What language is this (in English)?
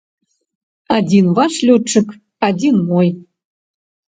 Belarusian